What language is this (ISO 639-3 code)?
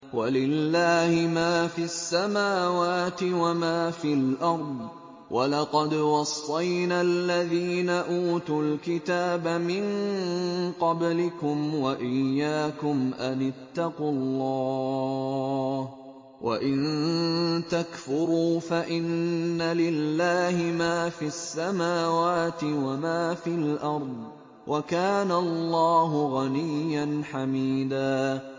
ara